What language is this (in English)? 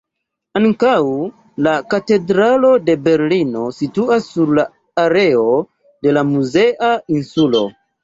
Esperanto